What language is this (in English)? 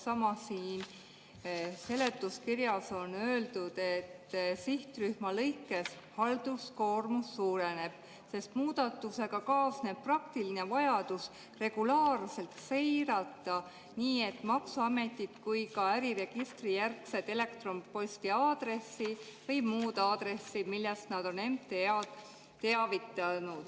Estonian